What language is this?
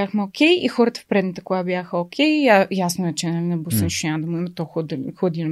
Bulgarian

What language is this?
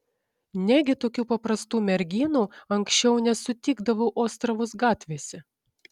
Lithuanian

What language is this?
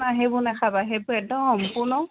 Assamese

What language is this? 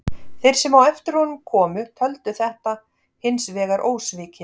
Icelandic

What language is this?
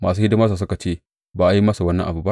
Hausa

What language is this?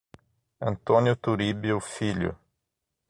Portuguese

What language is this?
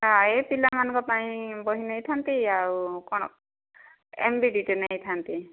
Odia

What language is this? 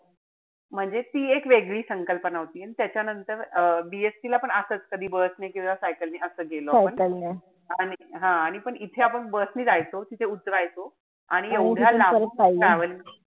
Marathi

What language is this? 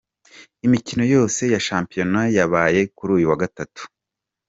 Kinyarwanda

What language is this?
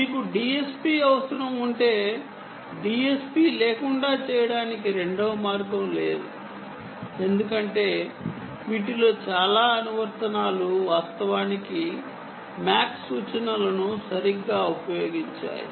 Telugu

